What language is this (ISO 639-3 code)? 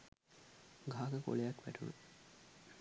sin